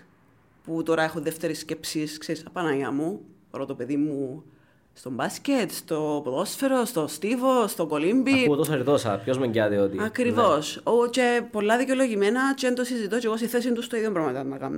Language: Greek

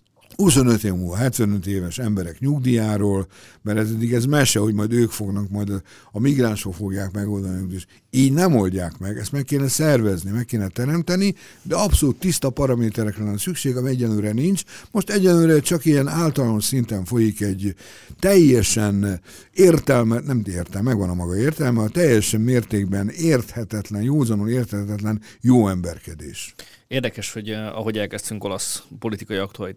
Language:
Hungarian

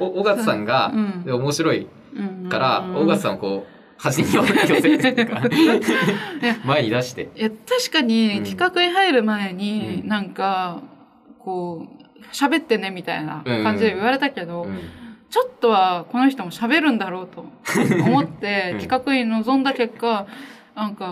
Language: Japanese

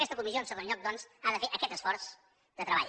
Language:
Catalan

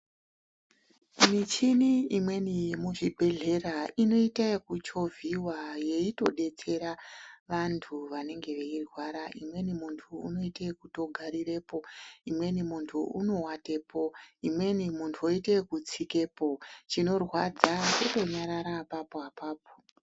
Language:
Ndau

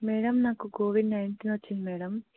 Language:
Telugu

